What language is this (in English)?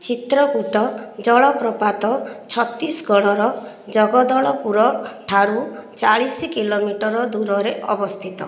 Odia